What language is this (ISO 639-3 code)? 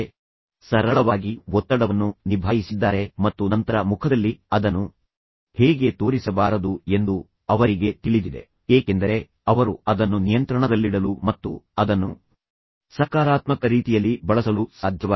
kan